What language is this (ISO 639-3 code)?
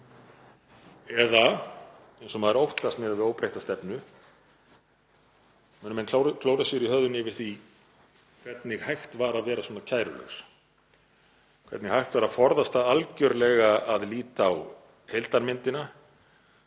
isl